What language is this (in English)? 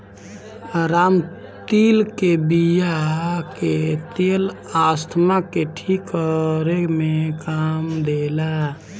Bhojpuri